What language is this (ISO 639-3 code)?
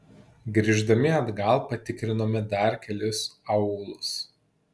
lit